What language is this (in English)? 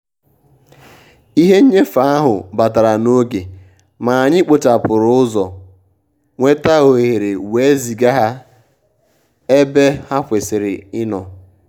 Igbo